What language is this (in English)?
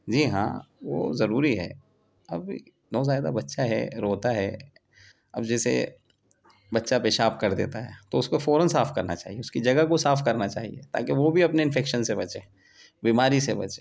Urdu